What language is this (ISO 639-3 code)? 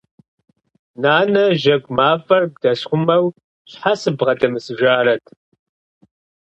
kbd